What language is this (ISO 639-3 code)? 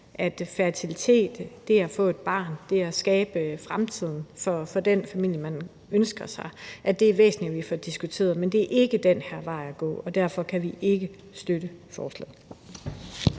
dan